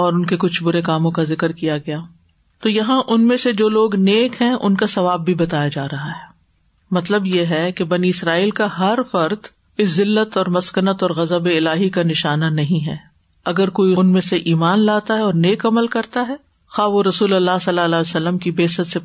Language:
Urdu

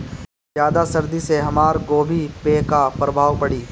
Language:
Bhojpuri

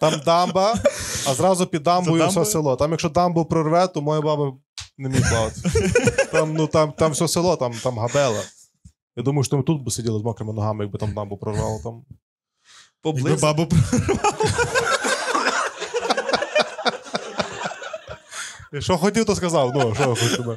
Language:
Ukrainian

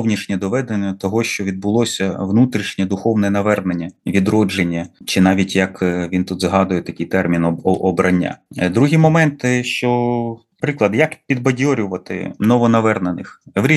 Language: Ukrainian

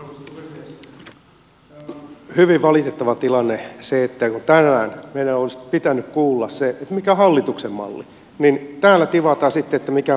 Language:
Finnish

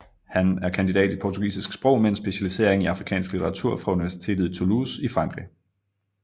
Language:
Danish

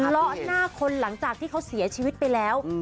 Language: Thai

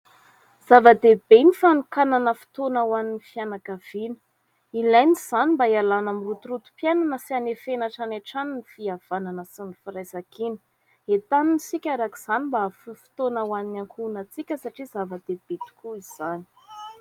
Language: Malagasy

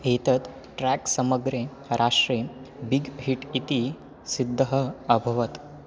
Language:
Sanskrit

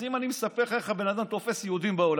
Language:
Hebrew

